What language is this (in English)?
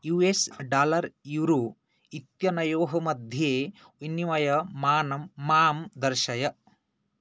Sanskrit